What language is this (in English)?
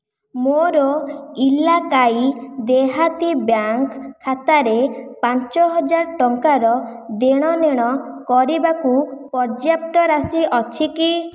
Odia